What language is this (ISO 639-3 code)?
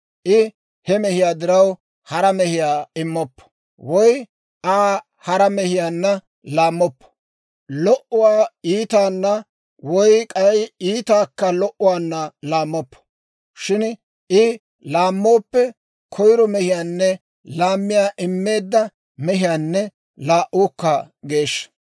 dwr